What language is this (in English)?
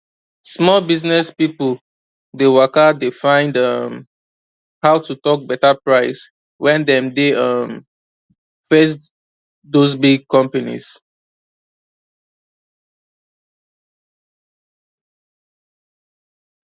Nigerian Pidgin